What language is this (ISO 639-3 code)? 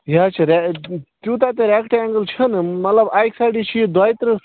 kas